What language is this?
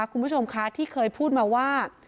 Thai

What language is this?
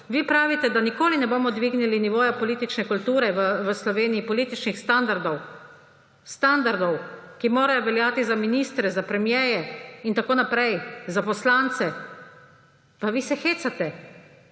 Slovenian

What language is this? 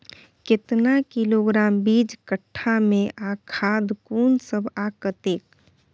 Maithili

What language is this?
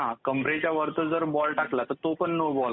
Marathi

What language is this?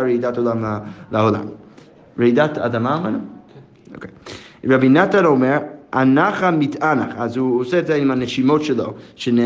Hebrew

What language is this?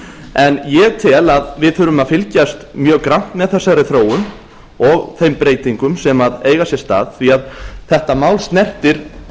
Icelandic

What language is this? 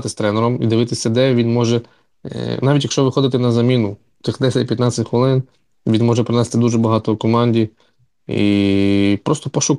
Ukrainian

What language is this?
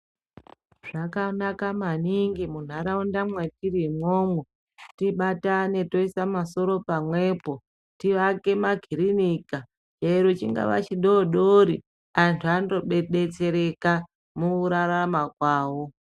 Ndau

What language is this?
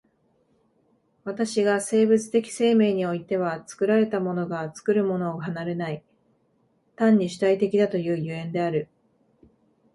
Japanese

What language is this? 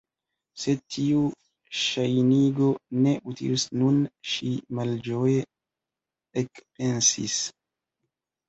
Esperanto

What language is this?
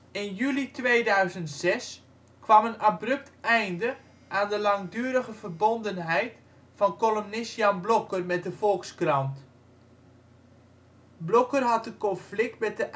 Dutch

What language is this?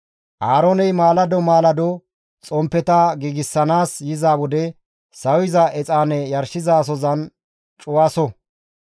Gamo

